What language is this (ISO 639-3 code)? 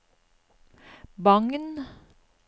nor